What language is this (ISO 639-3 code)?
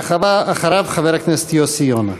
heb